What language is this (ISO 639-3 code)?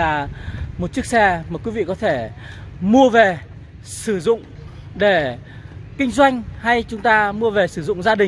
vie